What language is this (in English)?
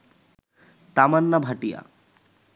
Bangla